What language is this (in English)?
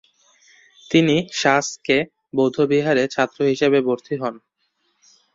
Bangla